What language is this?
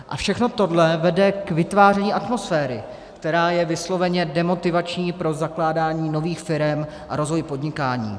Czech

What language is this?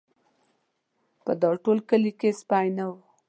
Pashto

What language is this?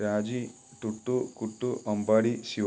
Malayalam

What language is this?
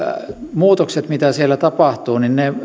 Finnish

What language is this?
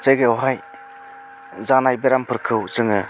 Bodo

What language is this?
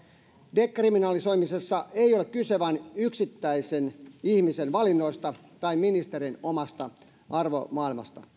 Finnish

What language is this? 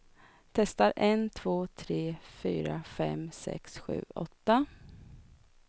Swedish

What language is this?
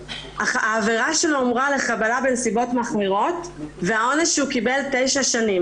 Hebrew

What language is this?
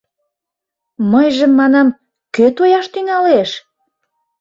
Mari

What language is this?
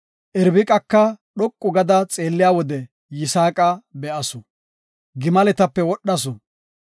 Gofa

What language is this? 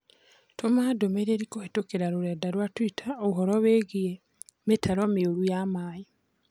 Kikuyu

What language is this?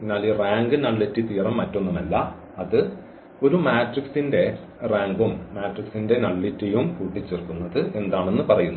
Malayalam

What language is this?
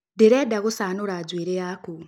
Kikuyu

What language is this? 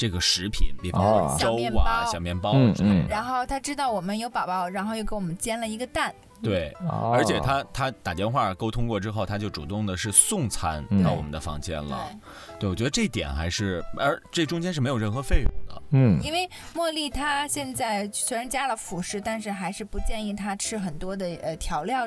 Chinese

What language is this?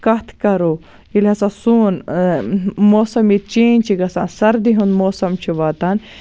Kashmiri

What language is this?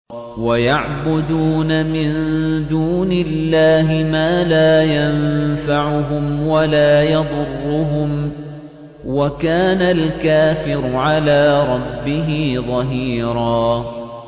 Arabic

